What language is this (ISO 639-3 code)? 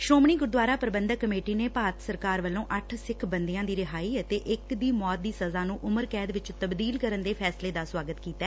pan